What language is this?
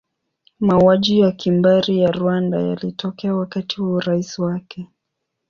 Swahili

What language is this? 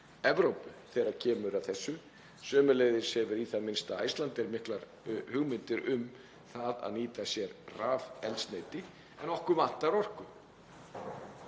Icelandic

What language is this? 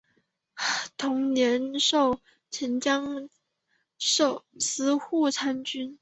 Chinese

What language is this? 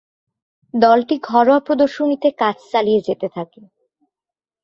Bangla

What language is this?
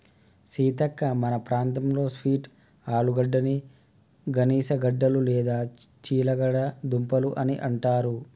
Telugu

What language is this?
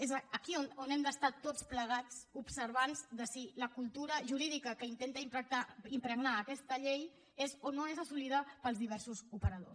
Catalan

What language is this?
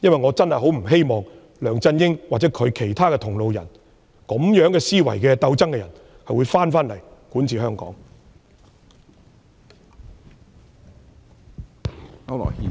Cantonese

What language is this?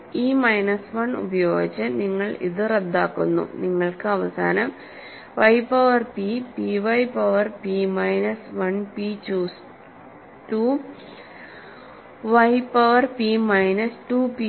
Malayalam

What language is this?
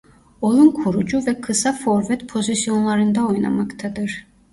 Turkish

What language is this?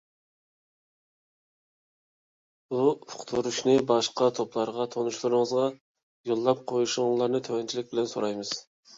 Uyghur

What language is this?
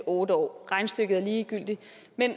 Danish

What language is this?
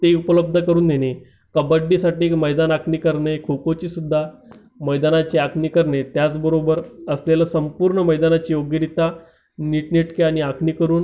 Marathi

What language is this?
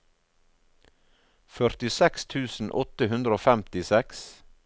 Norwegian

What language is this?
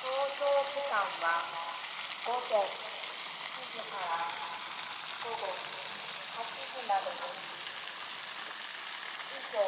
Japanese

